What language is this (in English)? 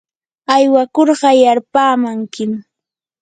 Yanahuanca Pasco Quechua